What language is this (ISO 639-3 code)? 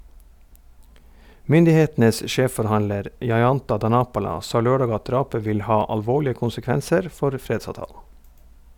nor